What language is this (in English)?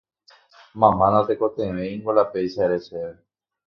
Guarani